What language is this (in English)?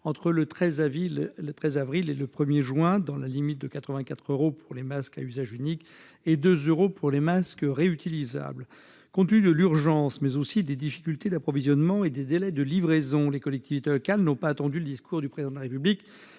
French